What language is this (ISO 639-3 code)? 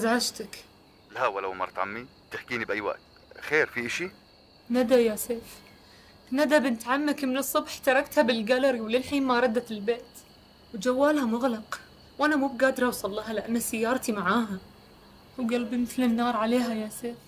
ara